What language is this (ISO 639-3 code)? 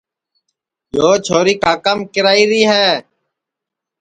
ssi